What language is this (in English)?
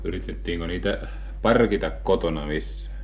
Finnish